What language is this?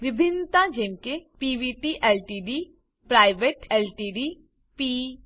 Gujarati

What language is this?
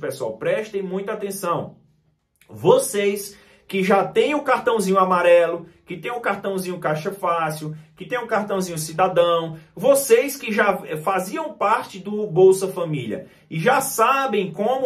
Portuguese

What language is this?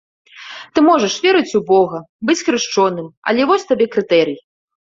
Belarusian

